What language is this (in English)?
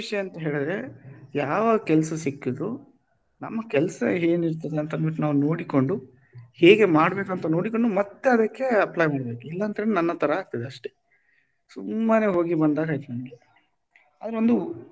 Kannada